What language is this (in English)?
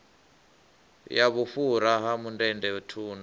Venda